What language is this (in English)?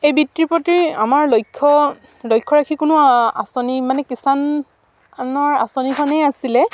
Assamese